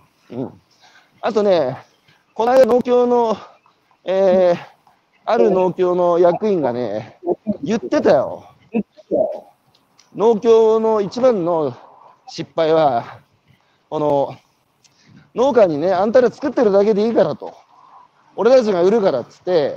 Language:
Japanese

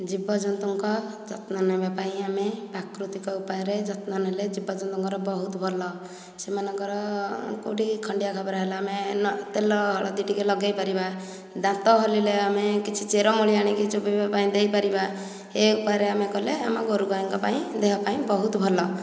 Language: Odia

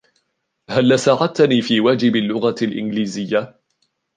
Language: Arabic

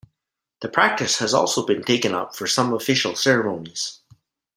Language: English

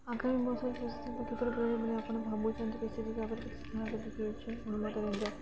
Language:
Odia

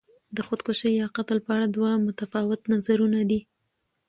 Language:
Pashto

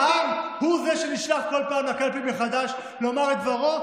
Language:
Hebrew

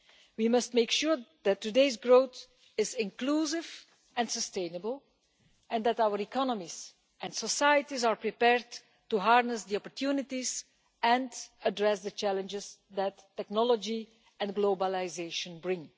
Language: English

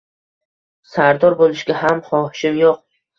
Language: Uzbek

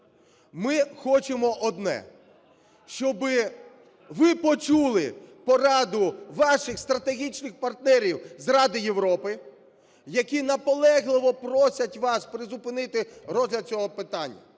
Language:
Ukrainian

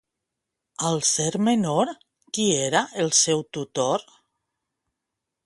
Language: Catalan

